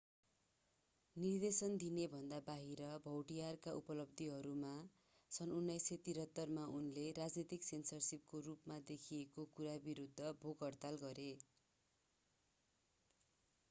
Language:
Nepali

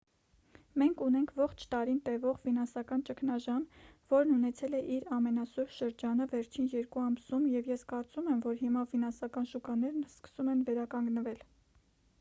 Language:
Armenian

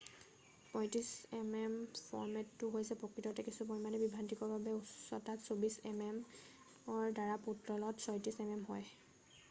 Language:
Assamese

